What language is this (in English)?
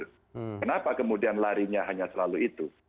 Indonesian